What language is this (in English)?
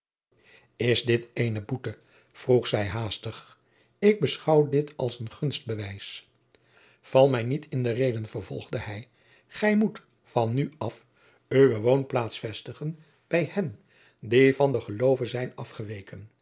Dutch